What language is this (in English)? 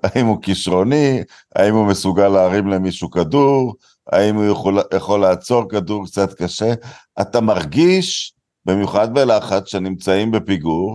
Hebrew